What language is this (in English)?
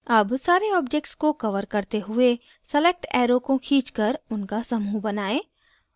Hindi